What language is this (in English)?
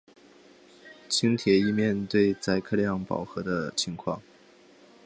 Chinese